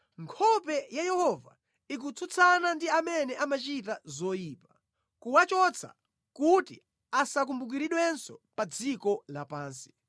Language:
Nyanja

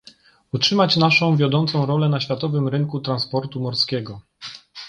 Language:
Polish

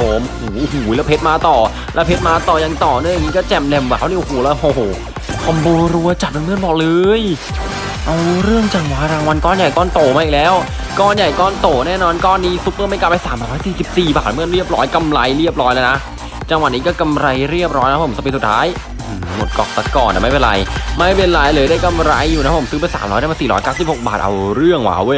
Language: Thai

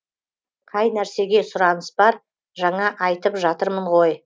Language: Kazakh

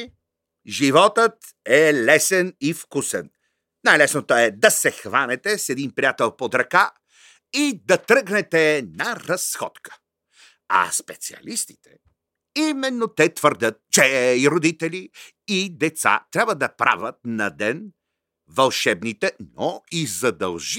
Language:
Bulgarian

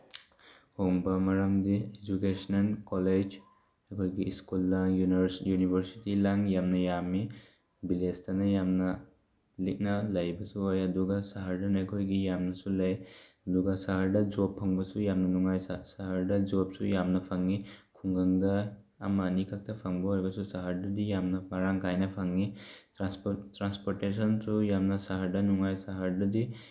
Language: Manipuri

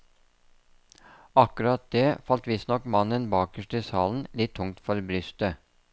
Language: Norwegian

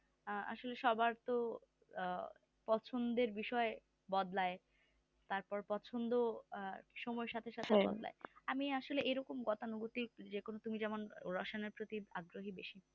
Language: Bangla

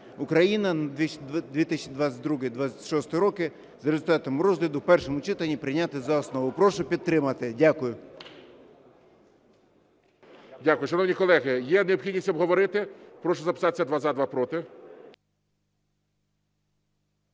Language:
Ukrainian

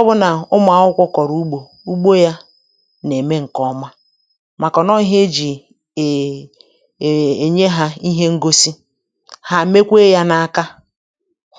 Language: Igbo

